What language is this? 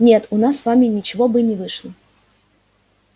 Russian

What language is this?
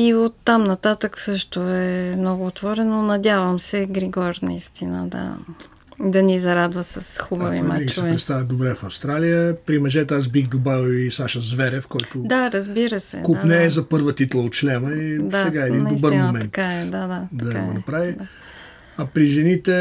Bulgarian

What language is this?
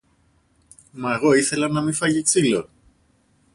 Greek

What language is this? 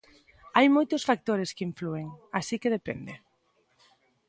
Galician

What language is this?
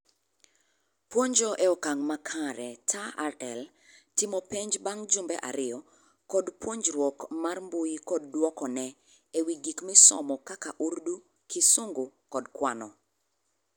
Luo (Kenya and Tanzania)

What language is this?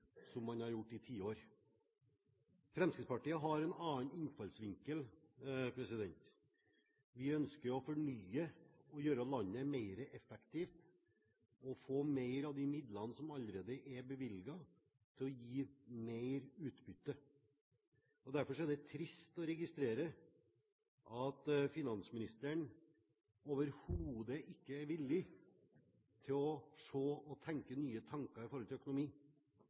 Norwegian Bokmål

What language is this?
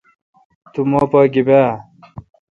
Kalkoti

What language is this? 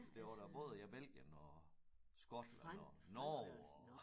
Danish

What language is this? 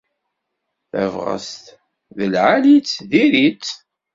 Kabyle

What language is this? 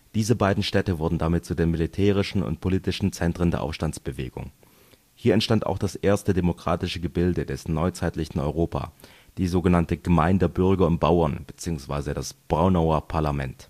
German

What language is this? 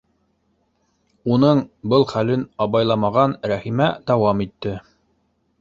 Bashkir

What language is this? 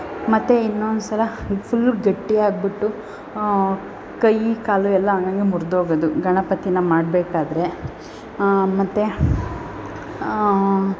Kannada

